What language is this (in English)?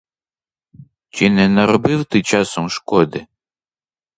Ukrainian